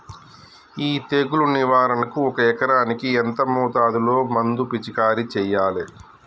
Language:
Telugu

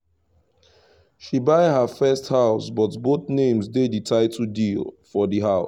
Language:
Nigerian Pidgin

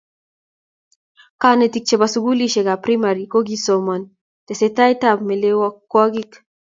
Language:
Kalenjin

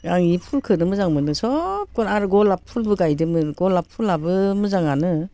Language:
Bodo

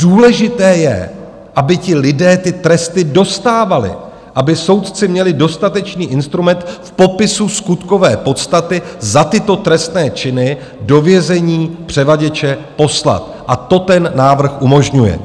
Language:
Czech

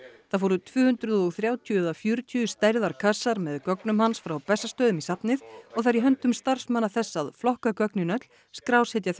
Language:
Icelandic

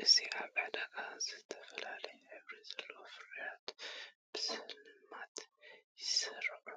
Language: Tigrinya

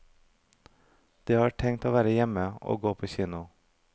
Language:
Norwegian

